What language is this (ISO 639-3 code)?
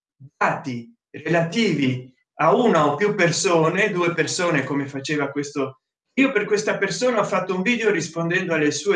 ita